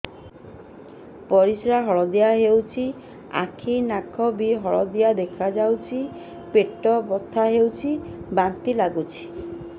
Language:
Odia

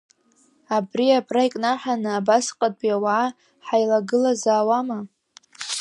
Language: Abkhazian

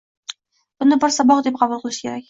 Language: Uzbek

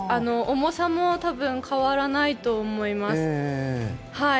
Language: Japanese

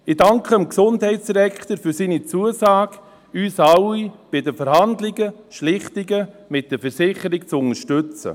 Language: Swiss German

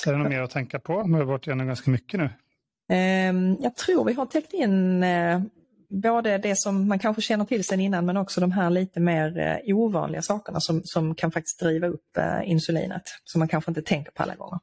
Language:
Swedish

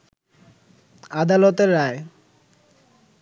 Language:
Bangla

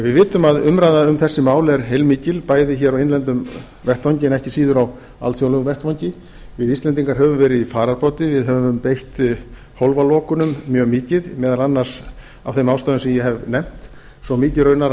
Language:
Icelandic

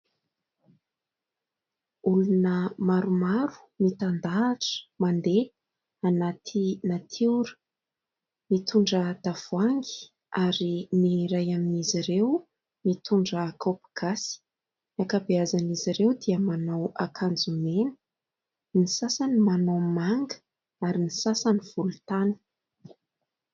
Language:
Malagasy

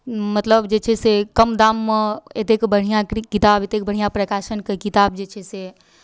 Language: Maithili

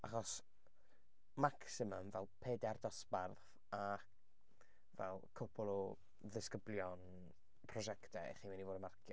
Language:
Welsh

